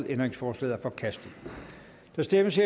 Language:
Danish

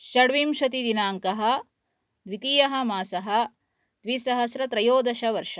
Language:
Sanskrit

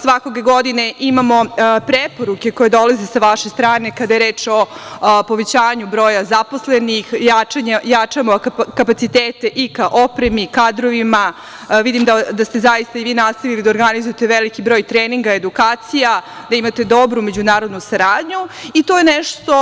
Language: Serbian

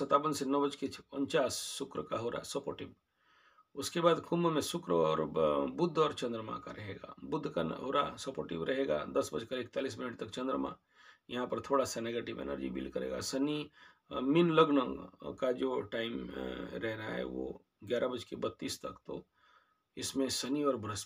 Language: Hindi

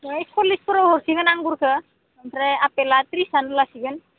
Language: Bodo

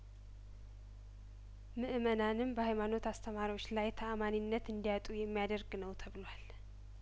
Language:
Amharic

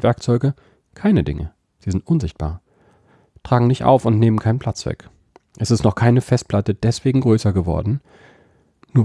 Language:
German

